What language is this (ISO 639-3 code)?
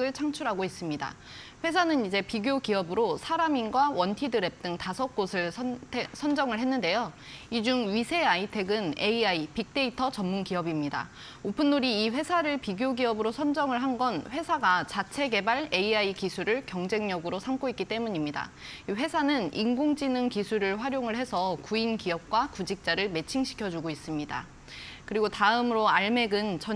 kor